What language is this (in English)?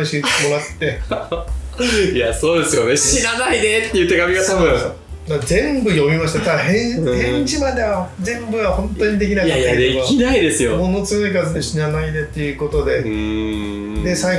Japanese